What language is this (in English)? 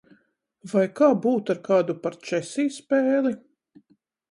Latvian